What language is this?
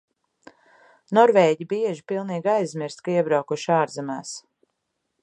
Latvian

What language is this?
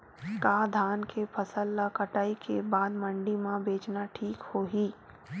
Chhattisgarhi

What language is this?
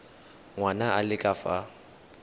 Tswana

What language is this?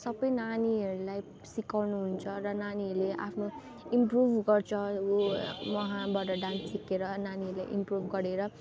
Nepali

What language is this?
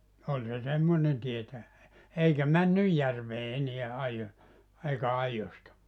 Finnish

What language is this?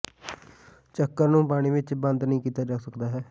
Punjabi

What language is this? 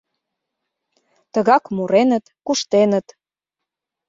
Mari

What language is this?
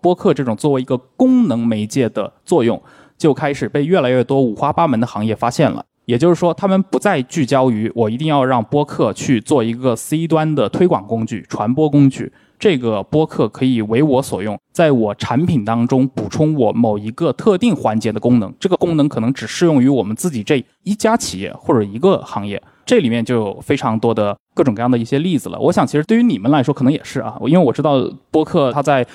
Chinese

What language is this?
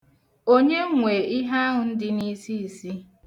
Igbo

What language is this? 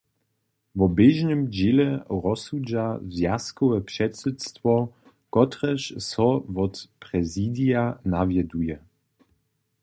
Upper Sorbian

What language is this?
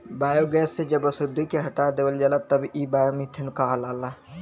Bhojpuri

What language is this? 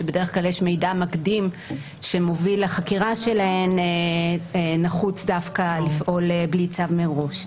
Hebrew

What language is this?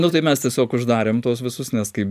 Lithuanian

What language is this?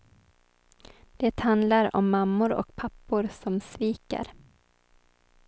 Swedish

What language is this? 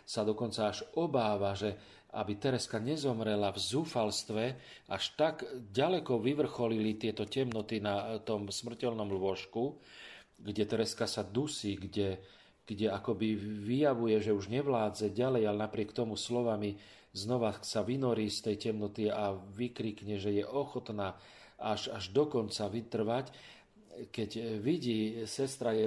Slovak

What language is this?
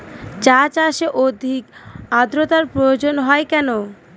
Bangla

